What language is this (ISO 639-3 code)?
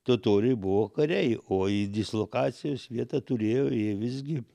lit